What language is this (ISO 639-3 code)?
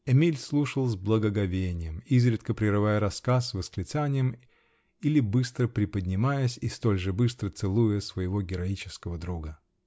rus